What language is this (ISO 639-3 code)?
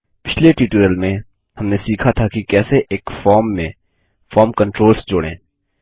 hin